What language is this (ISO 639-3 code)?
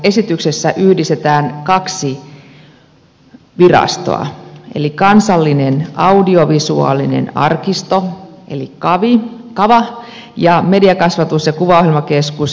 fin